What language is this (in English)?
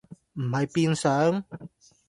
Cantonese